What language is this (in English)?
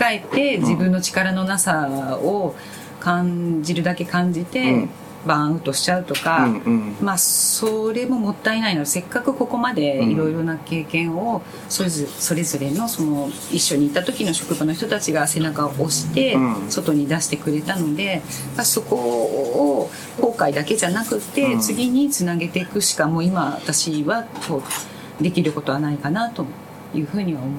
Japanese